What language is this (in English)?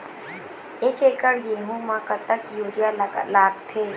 Chhattisgarhi